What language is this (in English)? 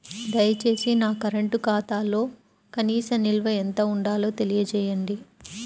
Telugu